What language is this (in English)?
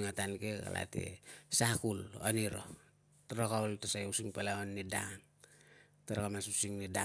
Tungag